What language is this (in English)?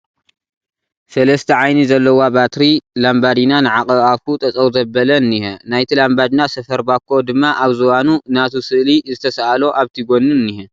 Tigrinya